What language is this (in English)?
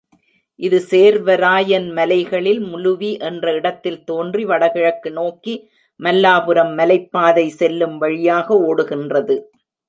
Tamil